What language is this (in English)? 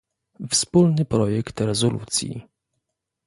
Polish